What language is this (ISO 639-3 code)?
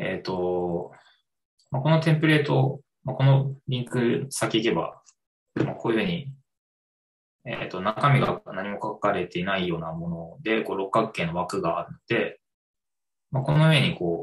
jpn